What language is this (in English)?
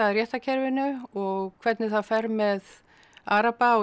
Icelandic